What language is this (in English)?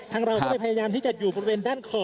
Thai